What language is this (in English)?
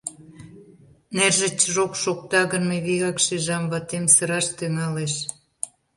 Mari